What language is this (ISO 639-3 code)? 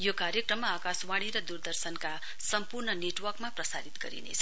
nep